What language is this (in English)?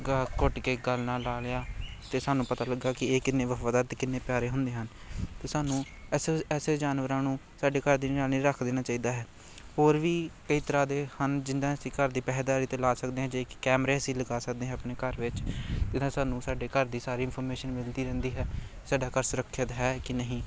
Punjabi